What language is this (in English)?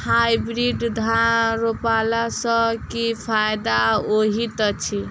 Maithili